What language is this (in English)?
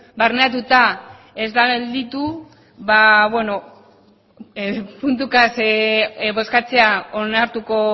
Basque